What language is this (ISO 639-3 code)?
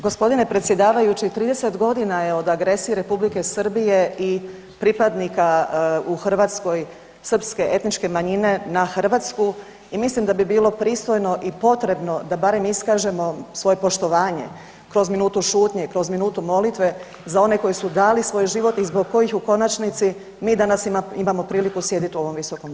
hrv